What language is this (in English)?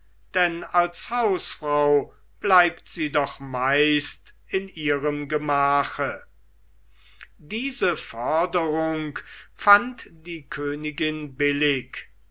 German